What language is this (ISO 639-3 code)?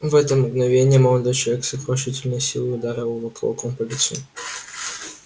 rus